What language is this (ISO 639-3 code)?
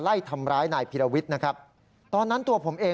tha